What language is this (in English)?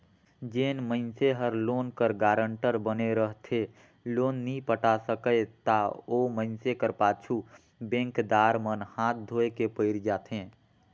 Chhattisgarhi